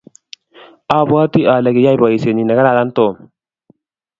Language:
Kalenjin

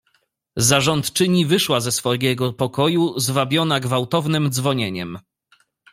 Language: Polish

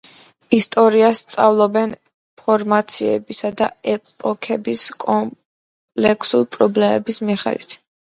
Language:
Georgian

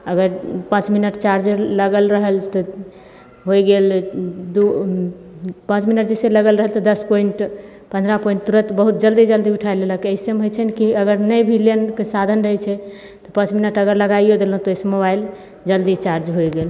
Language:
Maithili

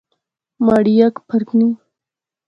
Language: Pahari-Potwari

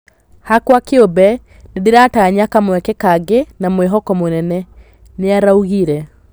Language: Kikuyu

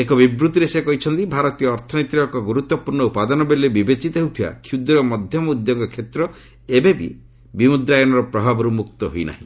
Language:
Odia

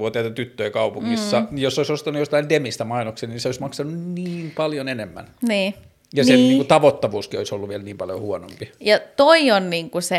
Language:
Finnish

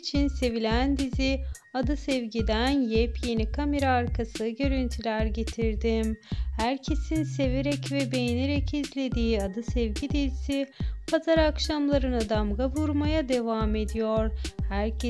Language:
Turkish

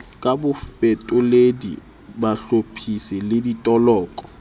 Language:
Southern Sotho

